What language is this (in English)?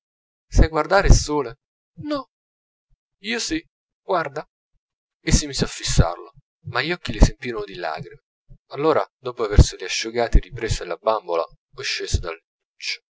Italian